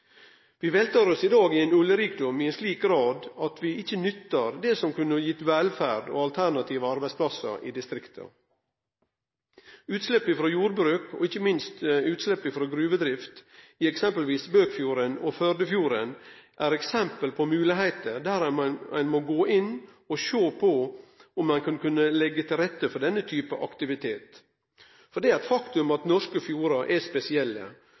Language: Norwegian Nynorsk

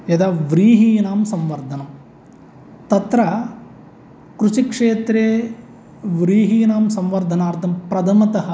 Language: Sanskrit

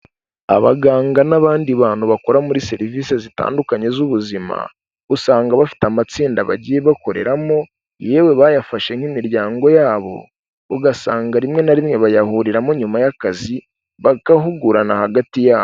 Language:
Kinyarwanda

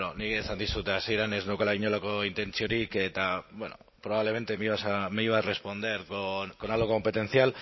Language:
Basque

